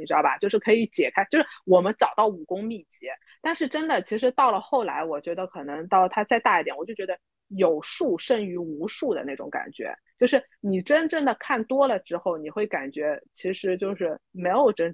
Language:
Chinese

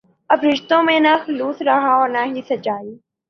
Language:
Urdu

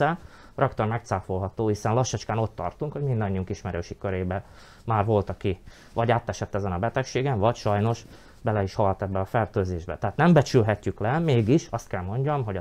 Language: Hungarian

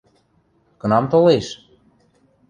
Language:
Western Mari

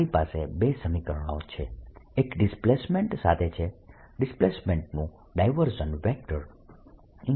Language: Gujarati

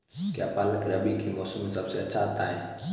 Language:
Hindi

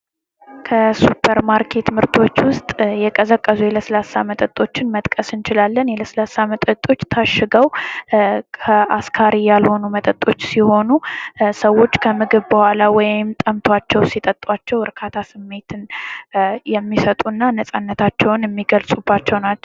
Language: Amharic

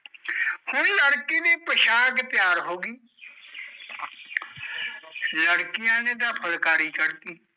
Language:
Punjabi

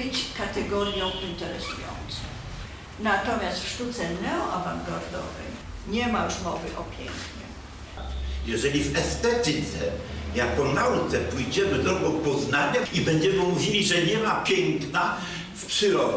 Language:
Polish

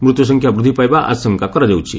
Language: Odia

